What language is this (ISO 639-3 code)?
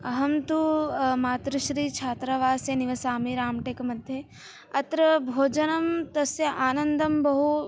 san